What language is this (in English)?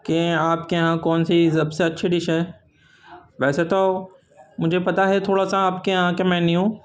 Urdu